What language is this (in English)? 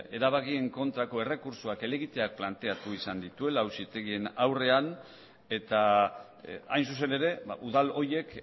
Basque